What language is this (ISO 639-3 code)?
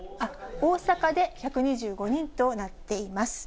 jpn